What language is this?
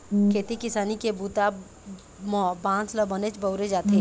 Chhattisgarhi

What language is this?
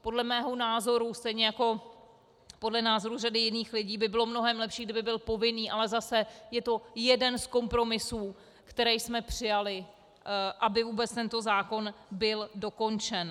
Czech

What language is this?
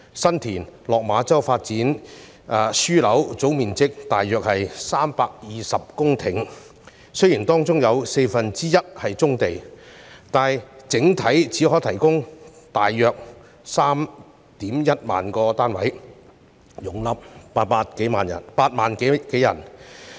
Cantonese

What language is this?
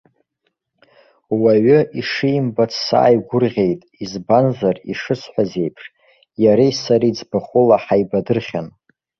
Abkhazian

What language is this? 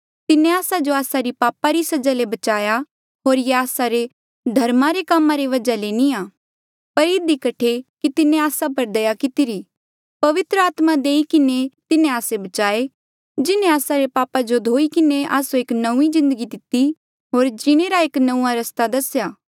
Mandeali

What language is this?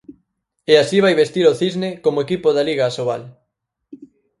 Galician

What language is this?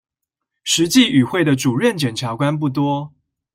Chinese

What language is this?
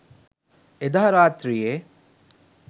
Sinhala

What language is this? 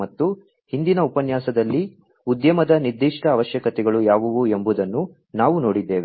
Kannada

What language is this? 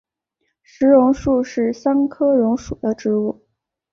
Chinese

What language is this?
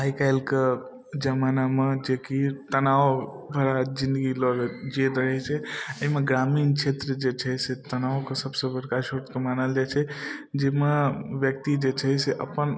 Maithili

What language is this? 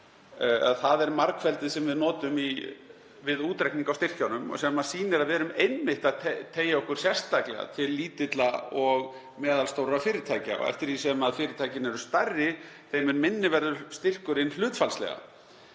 Icelandic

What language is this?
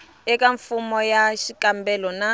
Tsonga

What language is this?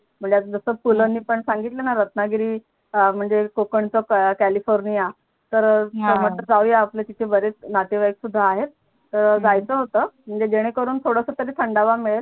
Marathi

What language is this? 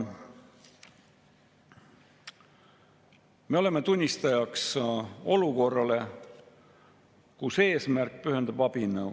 Estonian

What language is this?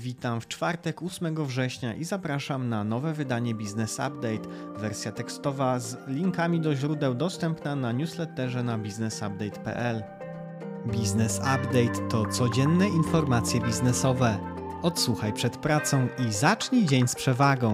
Polish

